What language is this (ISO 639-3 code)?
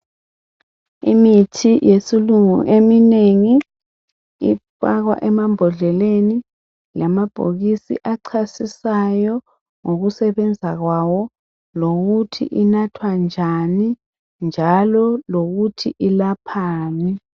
nde